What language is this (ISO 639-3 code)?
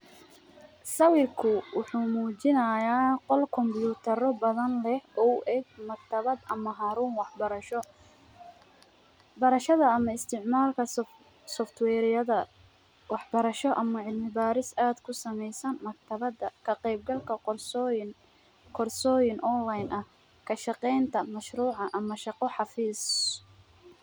som